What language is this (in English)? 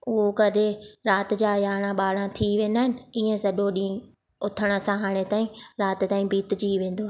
Sindhi